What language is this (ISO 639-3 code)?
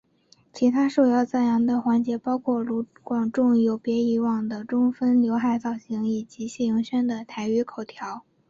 zho